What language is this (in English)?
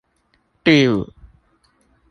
Chinese